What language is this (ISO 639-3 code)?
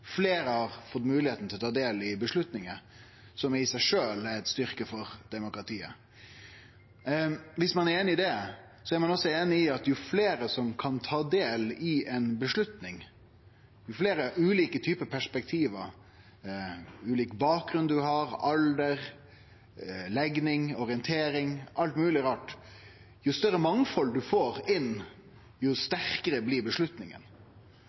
nno